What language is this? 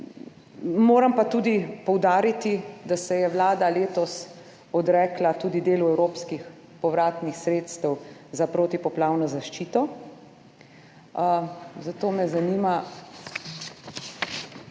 Slovenian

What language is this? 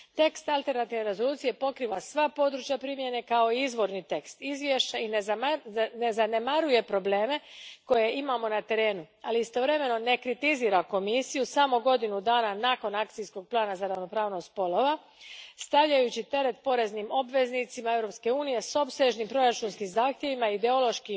Croatian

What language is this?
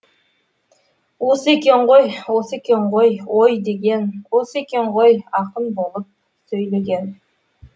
Kazakh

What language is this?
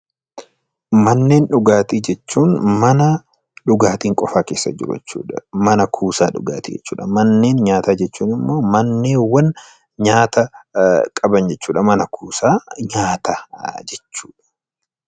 Oromo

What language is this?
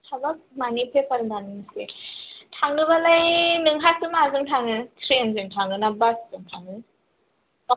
Bodo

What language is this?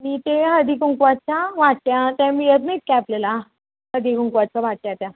Marathi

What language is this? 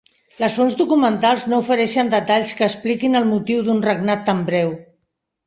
Catalan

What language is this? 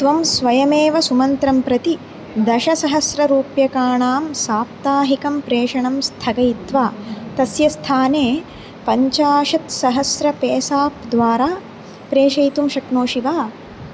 Sanskrit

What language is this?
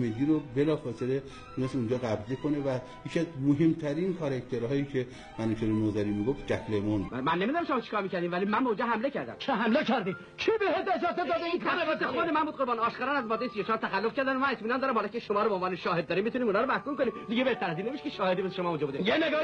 Persian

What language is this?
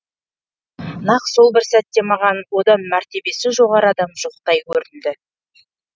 Kazakh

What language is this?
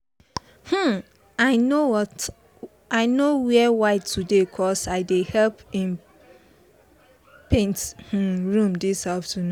Nigerian Pidgin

